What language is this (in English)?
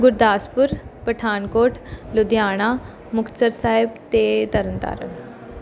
Punjabi